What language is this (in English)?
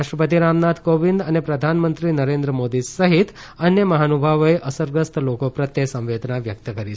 Gujarati